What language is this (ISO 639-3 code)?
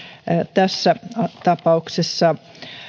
fin